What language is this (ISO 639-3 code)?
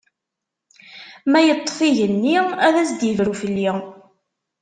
kab